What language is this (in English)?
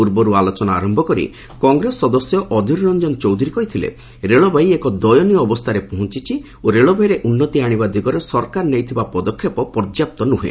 Odia